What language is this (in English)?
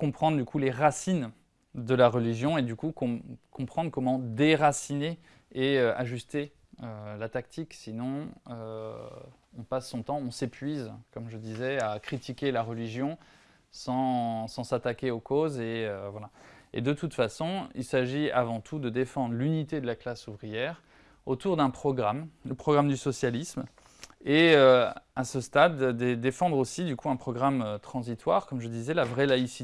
French